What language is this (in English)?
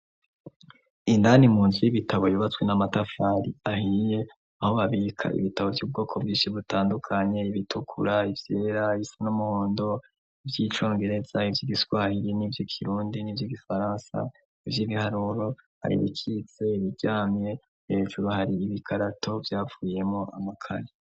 Rundi